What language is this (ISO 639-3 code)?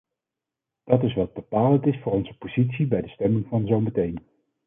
nld